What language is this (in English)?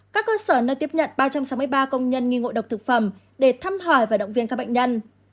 Vietnamese